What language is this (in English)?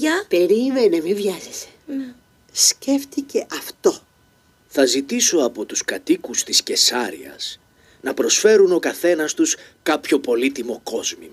Greek